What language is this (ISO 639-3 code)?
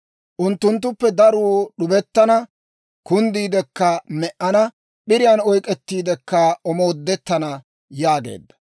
dwr